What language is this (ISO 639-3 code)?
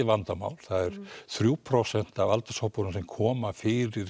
isl